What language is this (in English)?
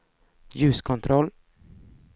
Swedish